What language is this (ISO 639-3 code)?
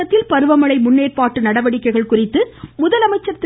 tam